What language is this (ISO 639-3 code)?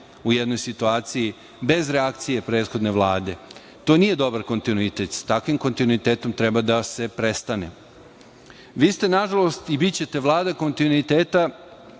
srp